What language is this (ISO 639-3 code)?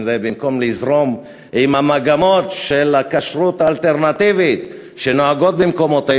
heb